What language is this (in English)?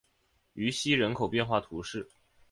Chinese